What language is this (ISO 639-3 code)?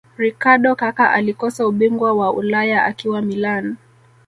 swa